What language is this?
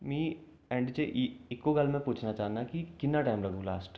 Dogri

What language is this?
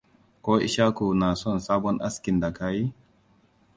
Hausa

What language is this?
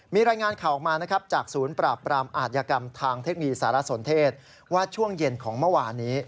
Thai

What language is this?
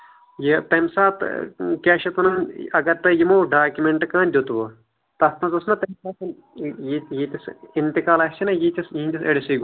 Kashmiri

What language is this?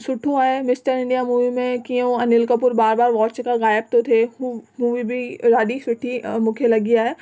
Sindhi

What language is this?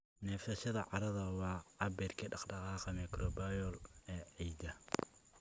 Somali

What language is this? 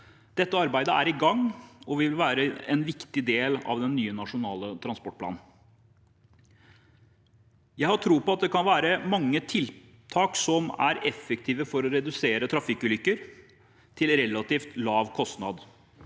Norwegian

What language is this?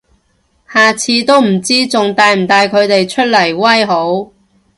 Cantonese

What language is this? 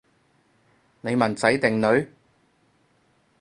Cantonese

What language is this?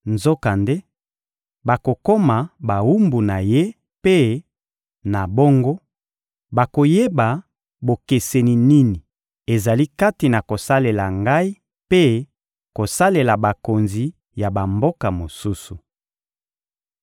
Lingala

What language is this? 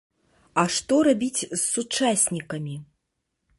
Belarusian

